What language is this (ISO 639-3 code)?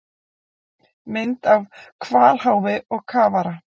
isl